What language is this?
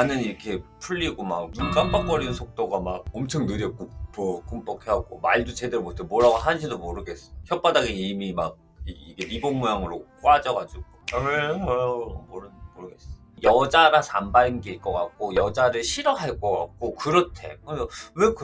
Korean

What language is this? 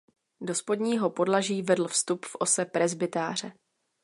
Czech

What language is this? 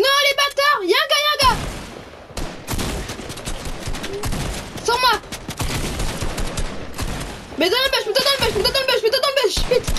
French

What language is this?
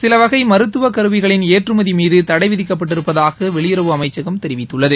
Tamil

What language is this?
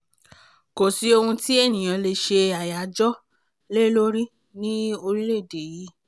Yoruba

